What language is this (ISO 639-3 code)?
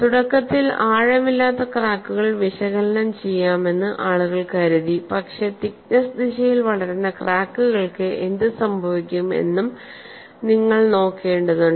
mal